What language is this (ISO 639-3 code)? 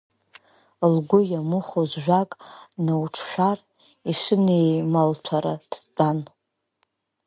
abk